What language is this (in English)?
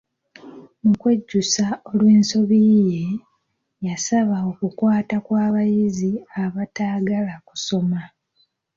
Ganda